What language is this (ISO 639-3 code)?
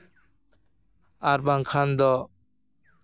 sat